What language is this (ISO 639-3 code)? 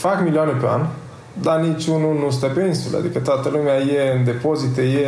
ron